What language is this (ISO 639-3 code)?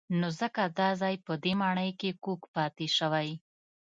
pus